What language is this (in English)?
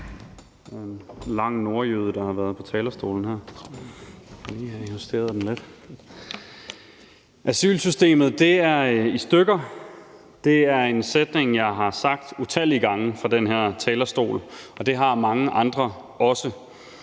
Danish